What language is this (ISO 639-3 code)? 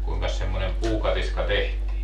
fin